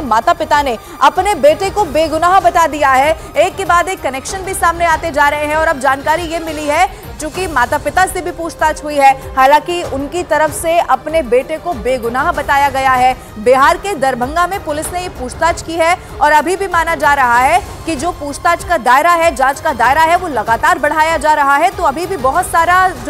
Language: Hindi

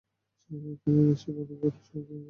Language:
Bangla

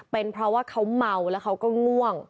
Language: Thai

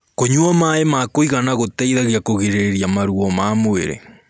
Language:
Kikuyu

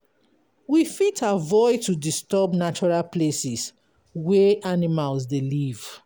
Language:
Nigerian Pidgin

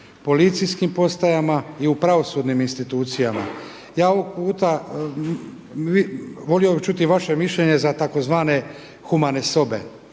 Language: Croatian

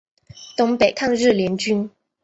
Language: Chinese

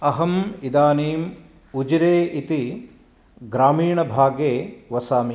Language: Sanskrit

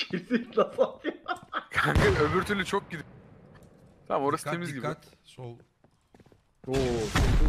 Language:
Turkish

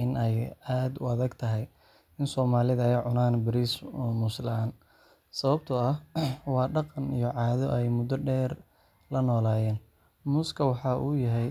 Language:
Somali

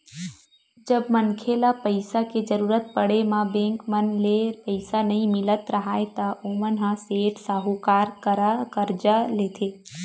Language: Chhattisgarhi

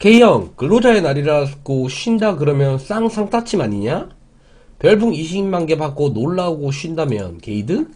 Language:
Korean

